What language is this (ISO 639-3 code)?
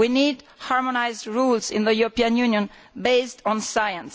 eng